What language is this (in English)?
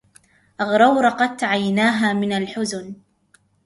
Arabic